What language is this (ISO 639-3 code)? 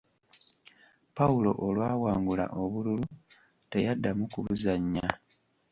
lug